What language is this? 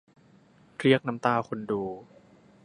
Thai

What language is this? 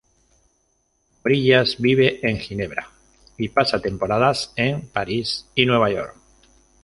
Spanish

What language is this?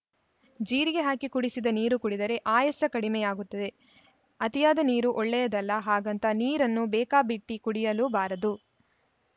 Kannada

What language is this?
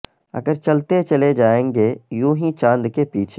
Urdu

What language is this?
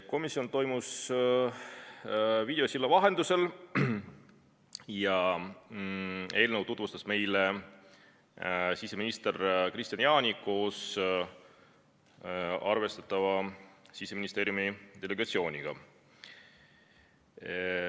Estonian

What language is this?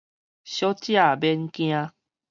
Min Nan Chinese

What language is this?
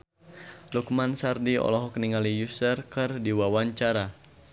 Sundanese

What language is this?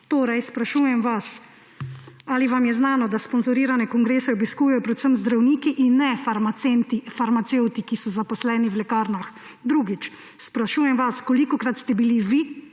Slovenian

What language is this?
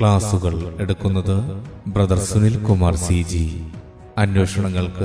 Malayalam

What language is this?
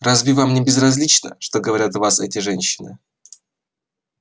Russian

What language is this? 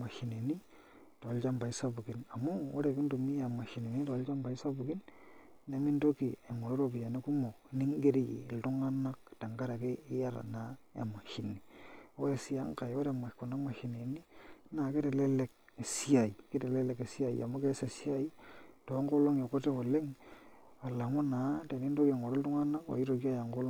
Masai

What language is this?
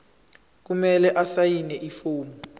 Zulu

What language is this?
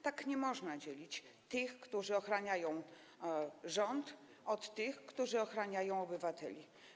Polish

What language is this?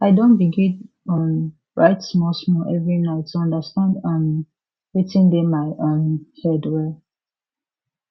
Nigerian Pidgin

